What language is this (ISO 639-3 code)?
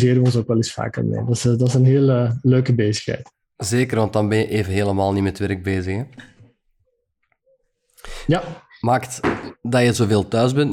nld